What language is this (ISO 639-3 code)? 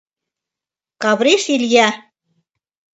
chm